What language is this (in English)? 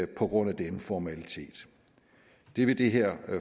Danish